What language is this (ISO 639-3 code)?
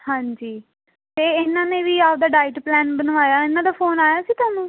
pan